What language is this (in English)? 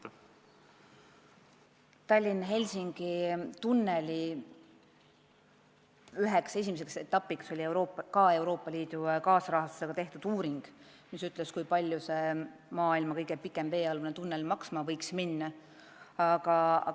Estonian